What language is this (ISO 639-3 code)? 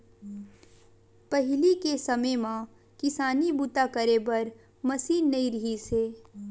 hne